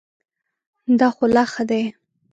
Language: Pashto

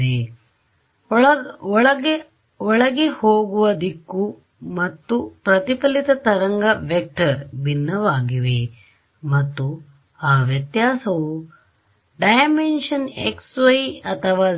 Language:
Kannada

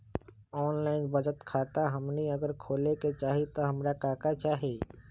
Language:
Magahi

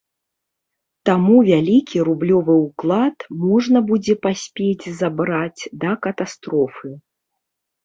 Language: Belarusian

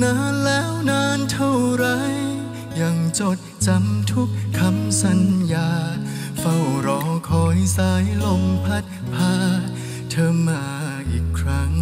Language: Thai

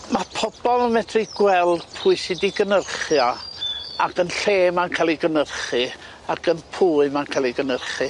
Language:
Welsh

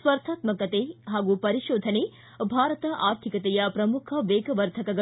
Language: Kannada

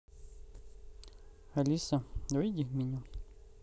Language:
Russian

